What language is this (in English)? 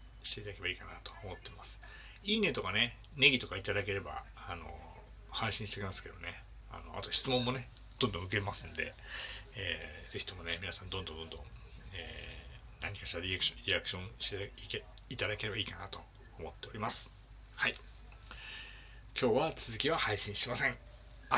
Japanese